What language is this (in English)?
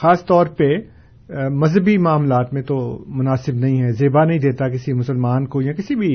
Urdu